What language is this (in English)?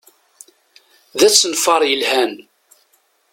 Kabyle